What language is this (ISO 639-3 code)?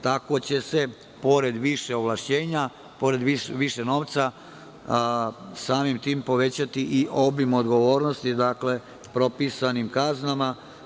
srp